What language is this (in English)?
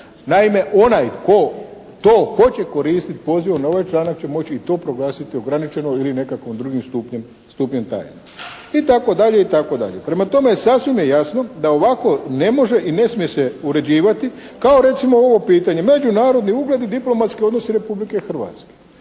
Croatian